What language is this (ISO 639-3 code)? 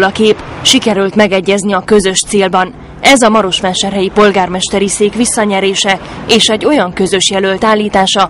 hun